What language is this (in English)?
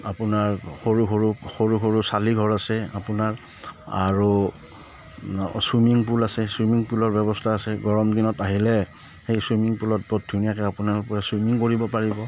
Assamese